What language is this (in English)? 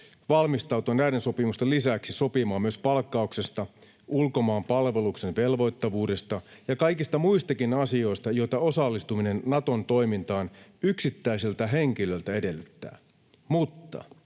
Finnish